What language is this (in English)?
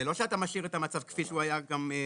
Hebrew